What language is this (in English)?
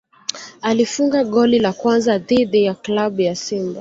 Swahili